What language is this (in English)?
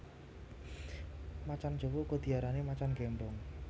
Javanese